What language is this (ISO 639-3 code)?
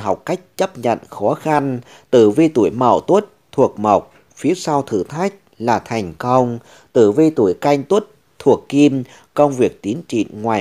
vie